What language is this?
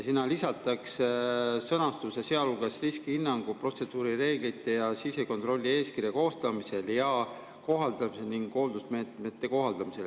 Estonian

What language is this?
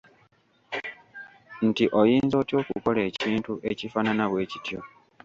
Ganda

